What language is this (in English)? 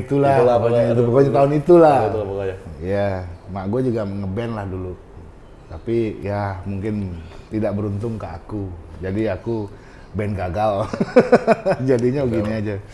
Indonesian